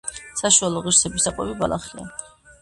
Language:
Georgian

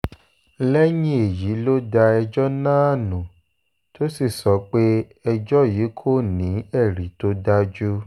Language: Yoruba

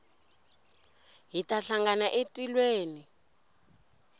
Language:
Tsonga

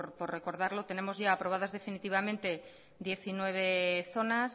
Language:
Spanish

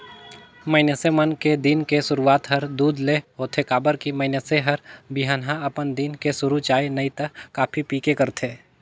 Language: Chhattisgarhi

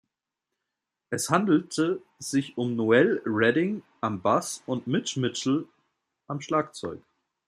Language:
German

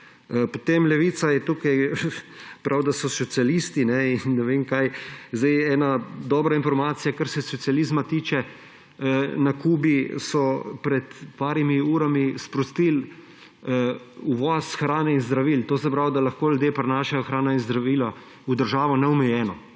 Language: Slovenian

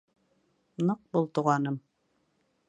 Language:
Bashkir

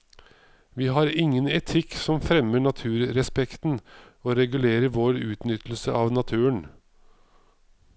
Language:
Norwegian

